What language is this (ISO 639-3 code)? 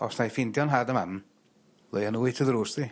cym